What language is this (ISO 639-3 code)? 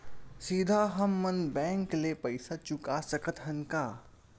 hne